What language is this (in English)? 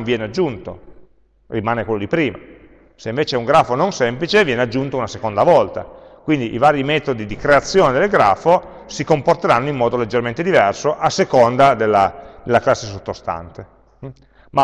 Italian